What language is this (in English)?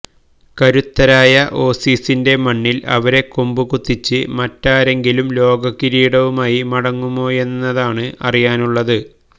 Malayalam